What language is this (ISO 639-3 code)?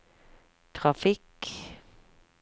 nor